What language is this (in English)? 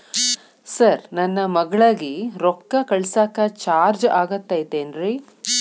Kannada